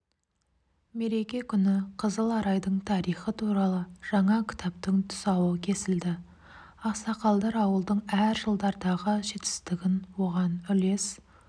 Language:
Kazakh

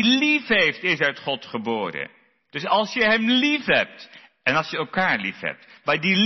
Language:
Dutch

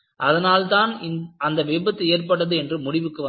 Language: Tamil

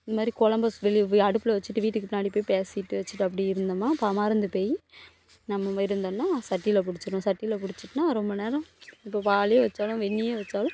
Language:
Tamil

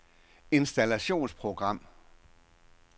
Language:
Danish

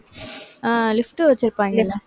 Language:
Tamil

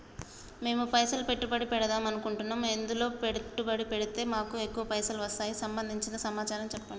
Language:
Telugu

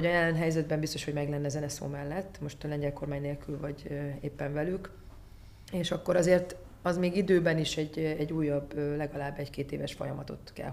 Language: Hungarian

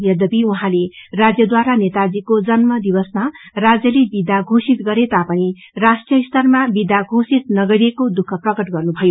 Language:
Nepali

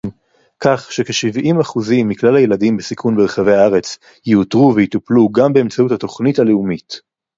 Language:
Hebrew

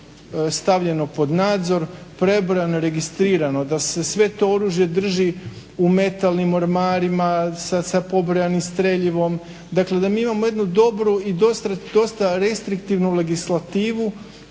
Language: Croatian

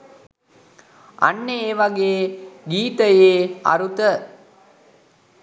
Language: Sinhala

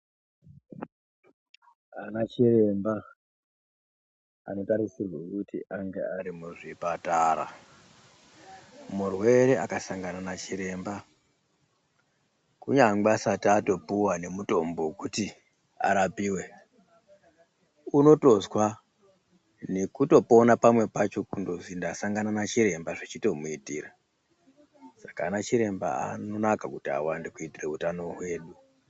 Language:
Ndau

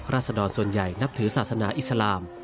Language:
Thai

